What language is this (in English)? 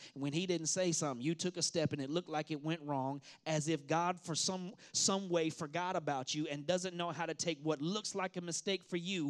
English